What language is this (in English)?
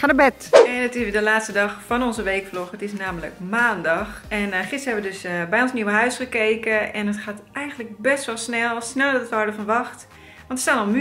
Dutch